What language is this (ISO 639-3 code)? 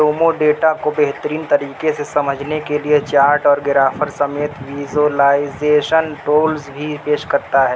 urd